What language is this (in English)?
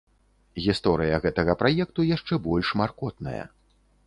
Belarusian